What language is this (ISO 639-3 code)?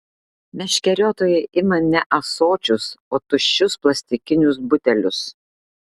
lit